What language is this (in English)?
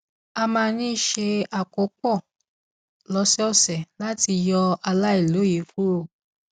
Yoruba